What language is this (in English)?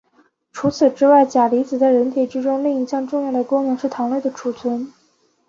Chinese